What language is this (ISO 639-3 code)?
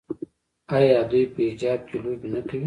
pus